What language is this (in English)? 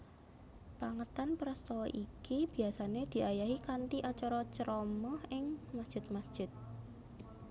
Javanese